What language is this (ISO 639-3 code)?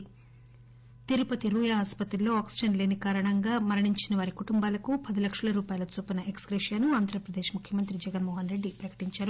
tel